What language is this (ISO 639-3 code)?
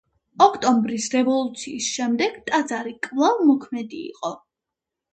kat